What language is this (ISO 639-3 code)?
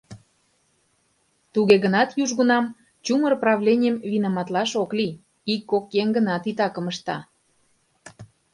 chm